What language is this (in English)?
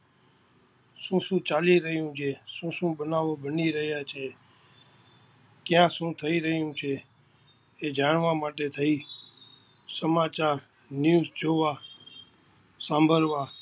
Gujarati